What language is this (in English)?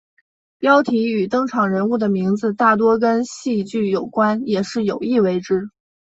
Chinese